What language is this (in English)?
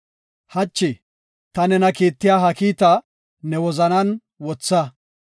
Gofa